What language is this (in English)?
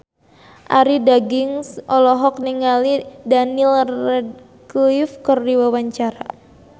Sundanese